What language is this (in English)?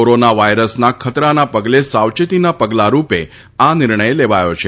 Gujarati